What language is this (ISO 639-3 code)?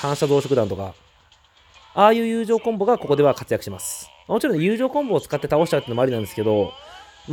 jpn